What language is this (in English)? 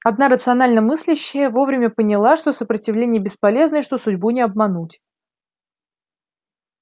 Russian